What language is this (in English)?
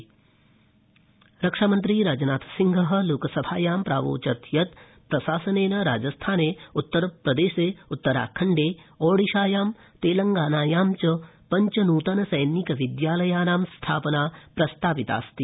Sanskrit